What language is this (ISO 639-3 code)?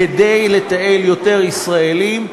heb